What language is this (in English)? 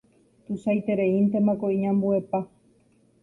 Guarani